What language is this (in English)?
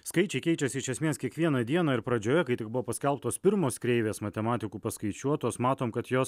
Lithuanian